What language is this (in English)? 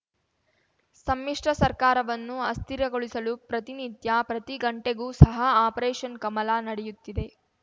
Kannada